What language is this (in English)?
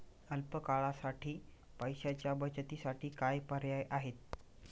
Marathi